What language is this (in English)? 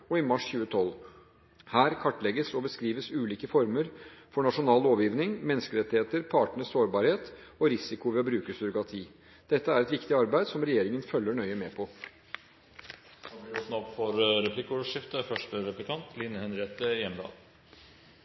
Norwegian Bokmål